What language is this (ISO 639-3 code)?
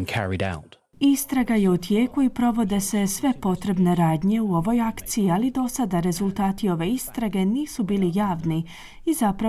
hrv